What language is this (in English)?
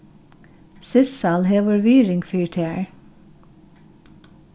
Faroese